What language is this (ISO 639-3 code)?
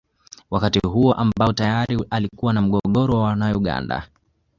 swa